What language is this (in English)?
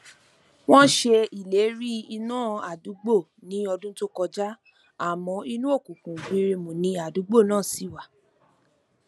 Yoruba